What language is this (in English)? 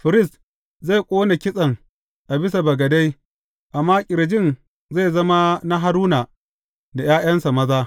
Hausa